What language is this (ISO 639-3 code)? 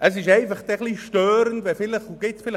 gsw